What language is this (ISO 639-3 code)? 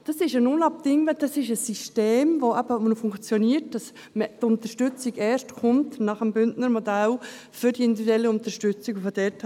gsw